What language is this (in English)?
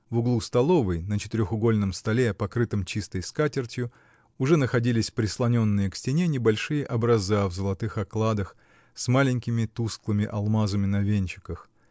Russian